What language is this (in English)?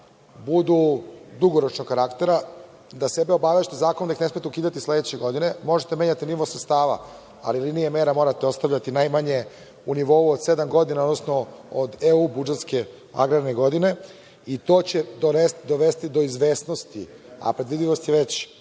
Serbian